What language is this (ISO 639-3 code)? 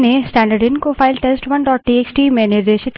hin